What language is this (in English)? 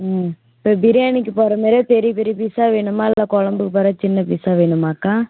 Tamil